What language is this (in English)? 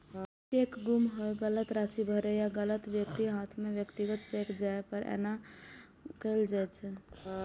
Maithili